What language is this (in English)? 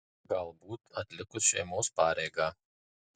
Lithuanian